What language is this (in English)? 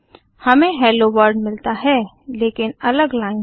Hindi